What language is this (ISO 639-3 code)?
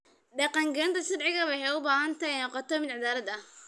som